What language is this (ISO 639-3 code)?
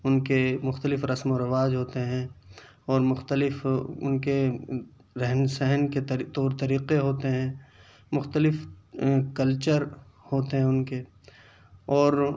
urd